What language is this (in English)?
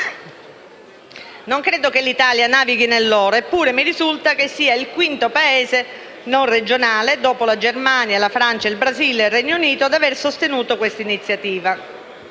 Italian